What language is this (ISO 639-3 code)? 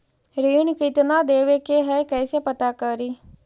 mag